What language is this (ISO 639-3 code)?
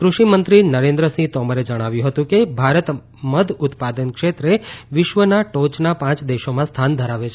guj